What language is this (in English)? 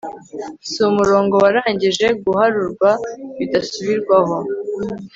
Kinyarwanda